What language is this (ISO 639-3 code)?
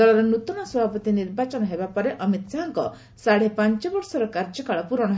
ori